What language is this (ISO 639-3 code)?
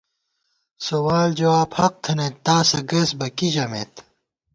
gwt